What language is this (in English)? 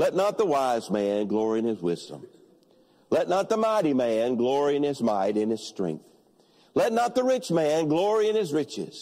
English